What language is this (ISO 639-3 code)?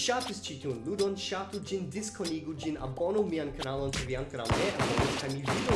epo